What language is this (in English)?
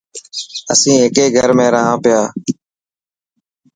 Dhatki